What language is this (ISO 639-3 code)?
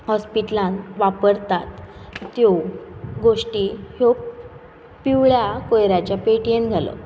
kok